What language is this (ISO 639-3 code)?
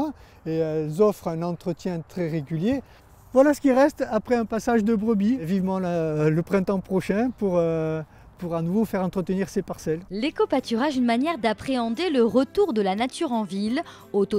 fra